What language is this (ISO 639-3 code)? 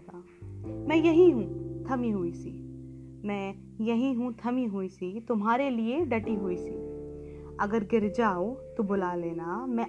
hin